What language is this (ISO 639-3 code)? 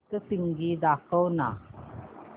mar